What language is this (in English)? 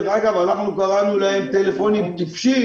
Hebrew